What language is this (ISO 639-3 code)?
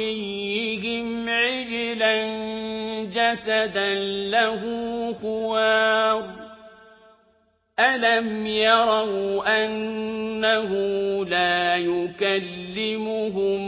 ara